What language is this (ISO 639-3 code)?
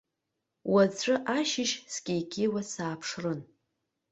abk